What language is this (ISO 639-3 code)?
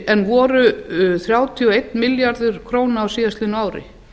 isl